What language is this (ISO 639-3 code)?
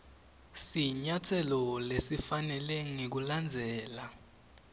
ssw